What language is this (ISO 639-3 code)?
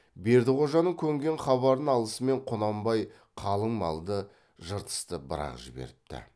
kaz